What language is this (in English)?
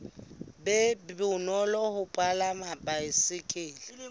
Southern Sotho